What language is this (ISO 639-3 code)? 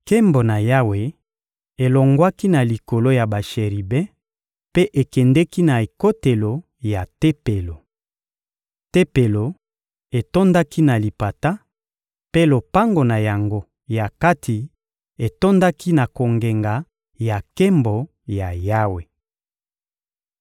lin